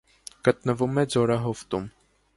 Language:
Armenian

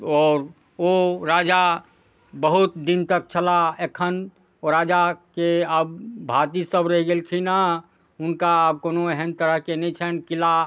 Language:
Maithili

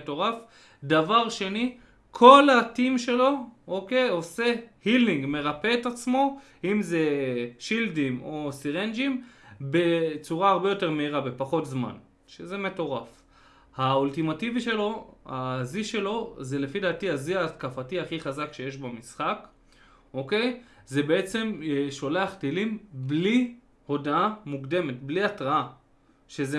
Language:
Hebrew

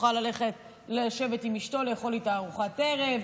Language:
Hebrew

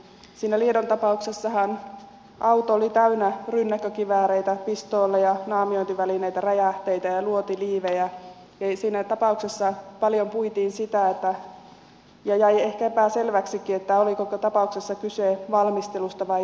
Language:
Finnish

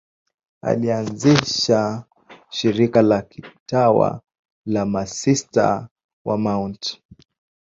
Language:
Swahili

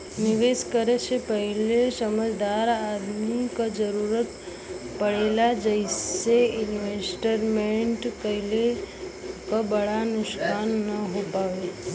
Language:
Bhojpuri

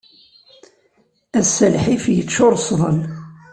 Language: Kabyle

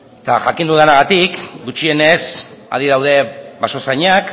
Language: Basque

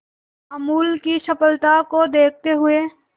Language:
Hindi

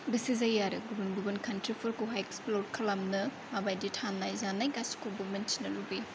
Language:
Bodo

